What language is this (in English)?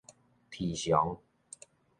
Min Nan Chinese